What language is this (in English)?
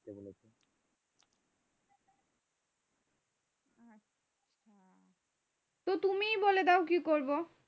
Bangla